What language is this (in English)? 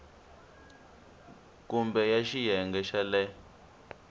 Tsonga